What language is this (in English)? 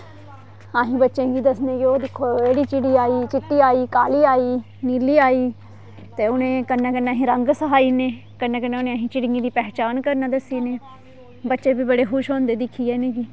Dogri